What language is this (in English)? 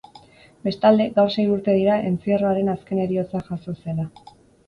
Basque